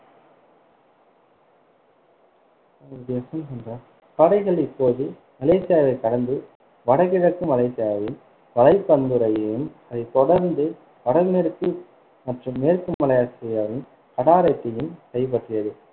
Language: Tamil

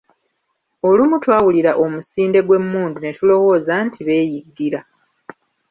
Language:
Ganda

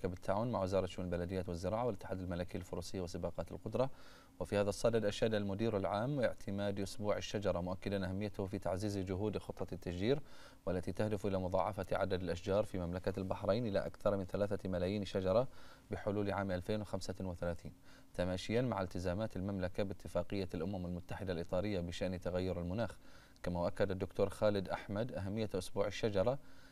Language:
Arabic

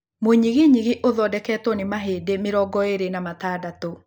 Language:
Kikuyu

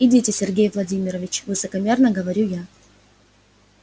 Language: Russian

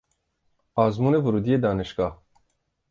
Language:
Persian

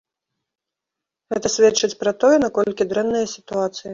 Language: Belarusian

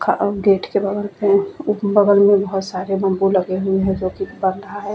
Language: Hindi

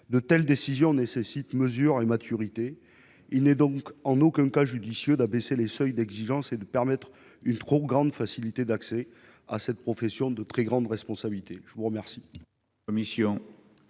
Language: French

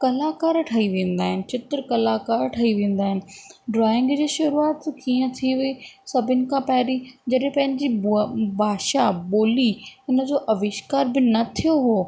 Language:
Sindhi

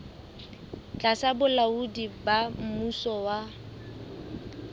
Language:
Southern Sotho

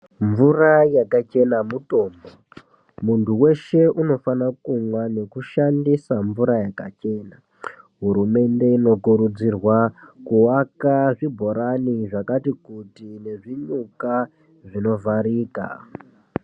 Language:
Ndau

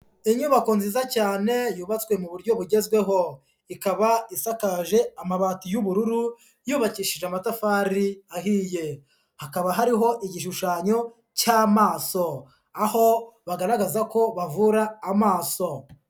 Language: Kinyarwanda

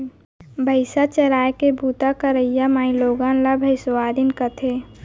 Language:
Chhattisgarhi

